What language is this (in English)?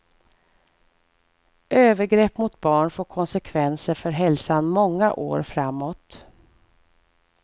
Swedish